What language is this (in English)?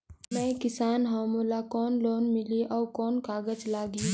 Chhattisgarhi